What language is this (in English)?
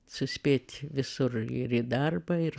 Lithuanian